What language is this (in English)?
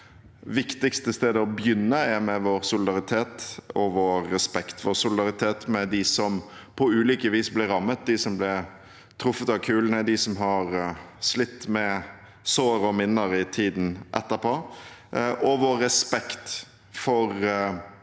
Norwegian